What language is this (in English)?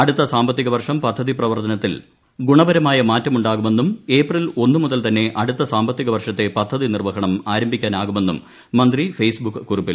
Malayalam